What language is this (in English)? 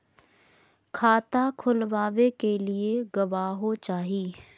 Magahi